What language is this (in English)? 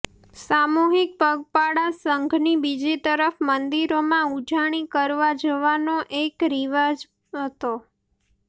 Gujarati